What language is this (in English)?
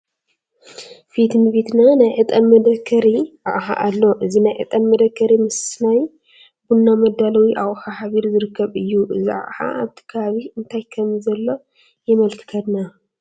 Tigrinya